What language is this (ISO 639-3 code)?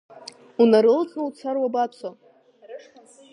abk